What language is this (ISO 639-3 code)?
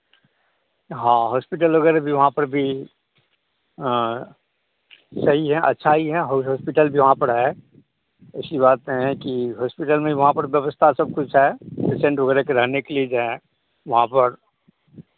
hin